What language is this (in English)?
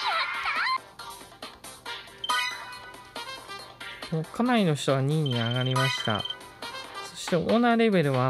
Japanese